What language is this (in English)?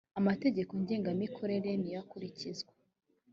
Kinyarwanda